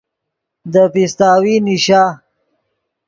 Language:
Yidgha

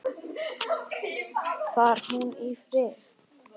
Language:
Icelandic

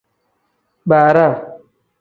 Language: Tem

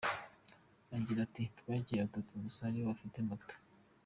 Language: Kinyarwanda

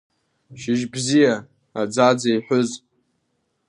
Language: Abkhazian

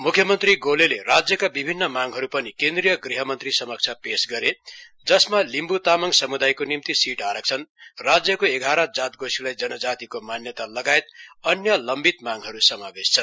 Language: Nepali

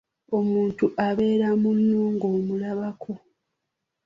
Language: Ganda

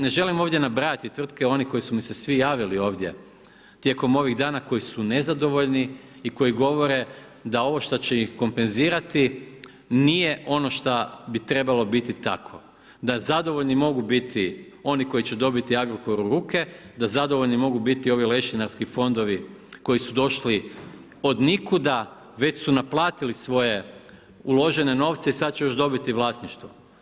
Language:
Croatian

